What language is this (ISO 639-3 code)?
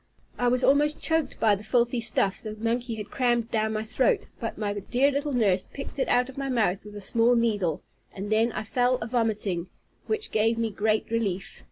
eng